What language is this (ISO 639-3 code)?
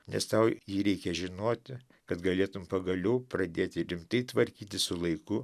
lit